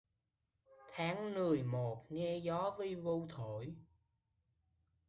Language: Vietnamese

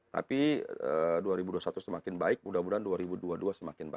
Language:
Indonesian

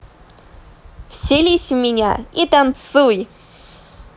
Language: Russian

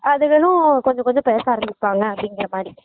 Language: Tamil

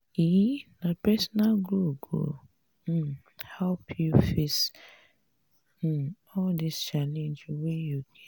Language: Nigerian Pidgin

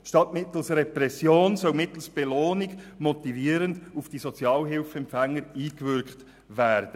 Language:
Swiss German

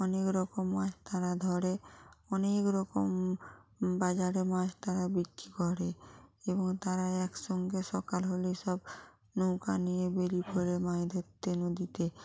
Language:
Bangla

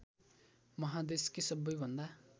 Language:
Nepali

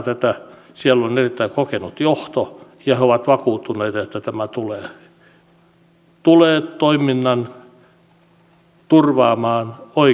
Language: Finnish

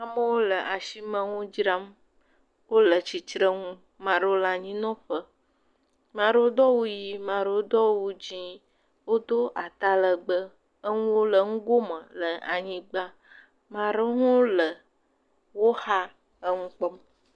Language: Ewe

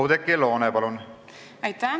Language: Estonian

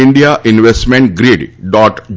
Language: Gujarati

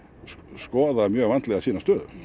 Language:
Icelandic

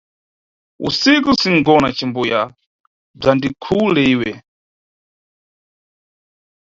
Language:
Nyungwe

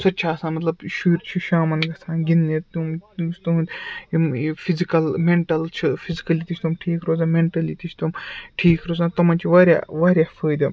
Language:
Kashmiri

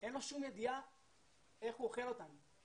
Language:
Hebrew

